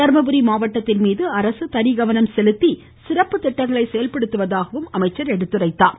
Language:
Tamil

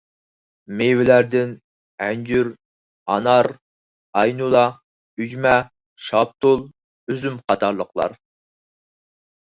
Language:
Uyghur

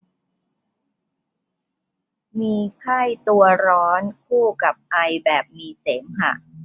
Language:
Thai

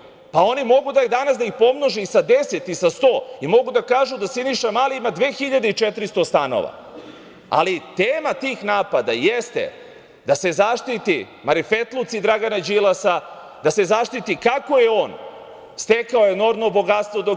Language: Serbian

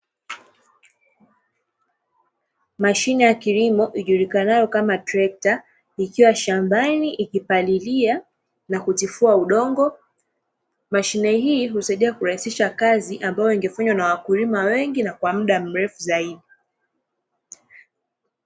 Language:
Swahili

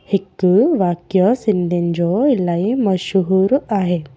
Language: Sindhi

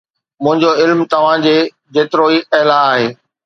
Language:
Sindhi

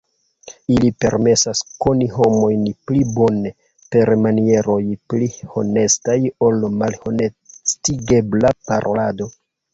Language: Esperanto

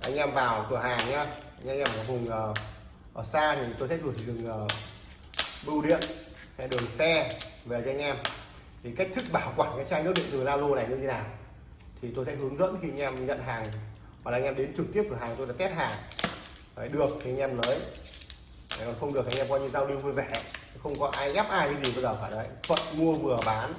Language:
Vietnamese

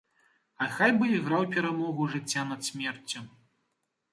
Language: Belarusian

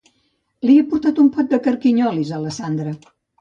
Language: Catalan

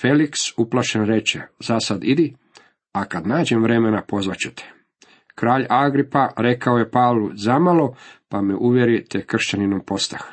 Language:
Croatian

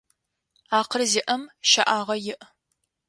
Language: Adyghe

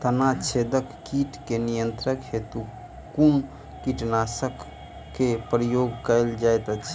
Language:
Maithili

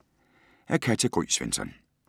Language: Danish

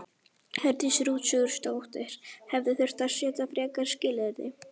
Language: Icelandic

